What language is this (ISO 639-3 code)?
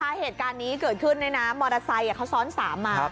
tha